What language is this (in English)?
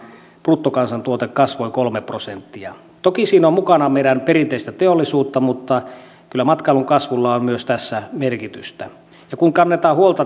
Finnish